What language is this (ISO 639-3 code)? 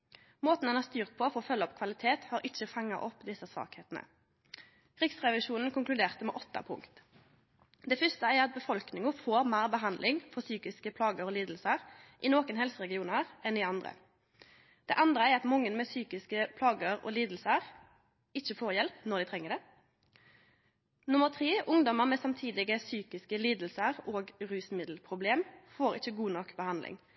nno